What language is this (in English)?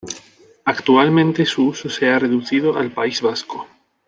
Spanish